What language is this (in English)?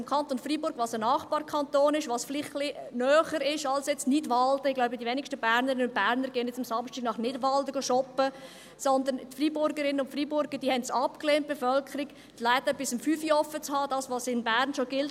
Swiss German